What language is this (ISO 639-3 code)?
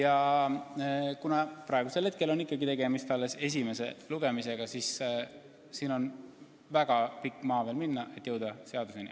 est